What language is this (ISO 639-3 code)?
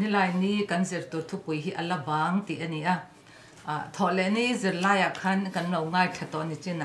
tha